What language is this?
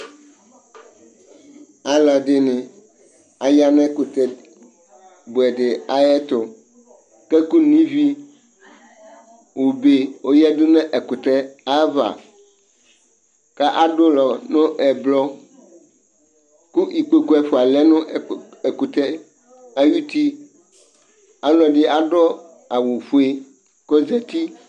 Ikposo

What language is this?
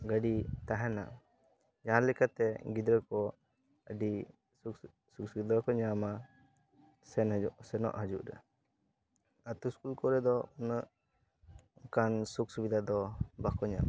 Santali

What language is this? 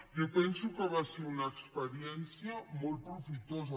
Catalan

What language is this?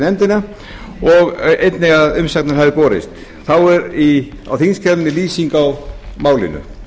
Icelandic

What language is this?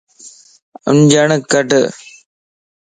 Lasi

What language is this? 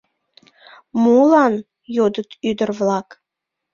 Mari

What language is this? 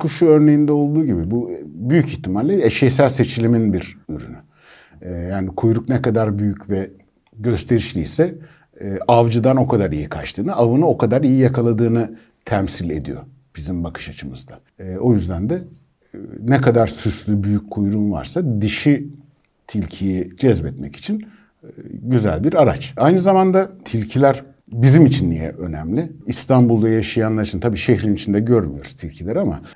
Turkish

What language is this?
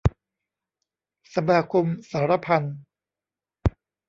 Thai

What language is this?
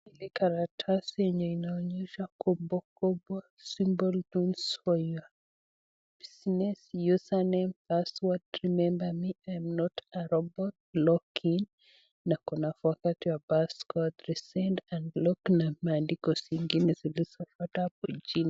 Swahili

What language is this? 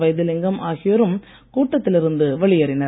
Tamil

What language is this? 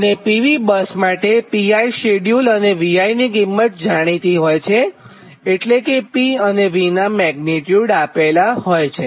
Gujarati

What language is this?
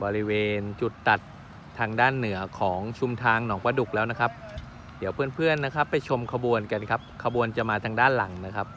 Thai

